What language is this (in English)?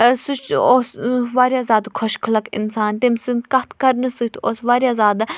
Kashmiri